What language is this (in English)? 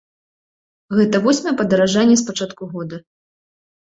Belarusian